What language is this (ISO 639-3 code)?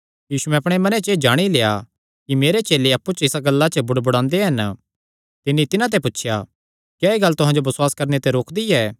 xnr